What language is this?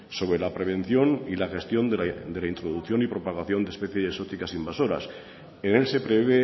Spanish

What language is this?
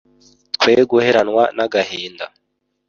Kinyarwanda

